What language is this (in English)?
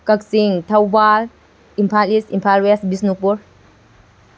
Manipuri